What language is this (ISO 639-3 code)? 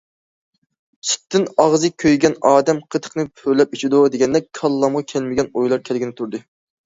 uig